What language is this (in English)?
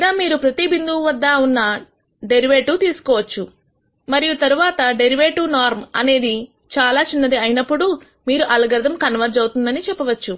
Telugu